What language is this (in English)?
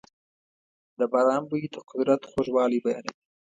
Pashto